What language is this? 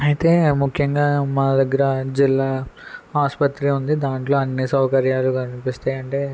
Telugu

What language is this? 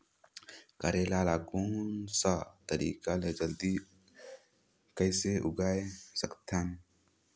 Chhattisgarhi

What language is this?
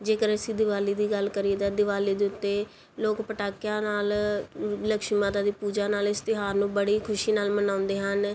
Punjabi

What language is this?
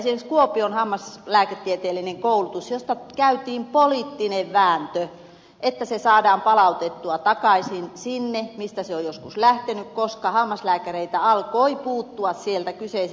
Finnish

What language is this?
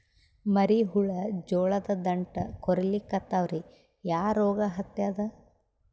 Kannada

